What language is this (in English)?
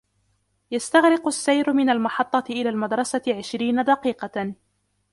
Arabic